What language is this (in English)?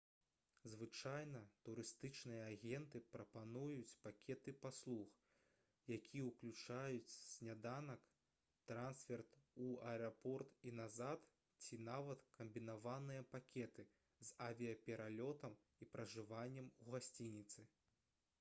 Belarusian